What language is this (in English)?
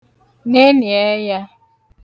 Igbo